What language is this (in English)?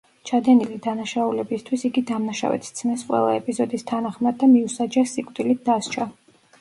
Georgian